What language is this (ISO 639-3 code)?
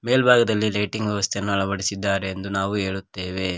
kan